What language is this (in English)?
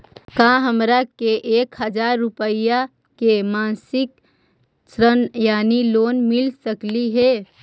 Magahi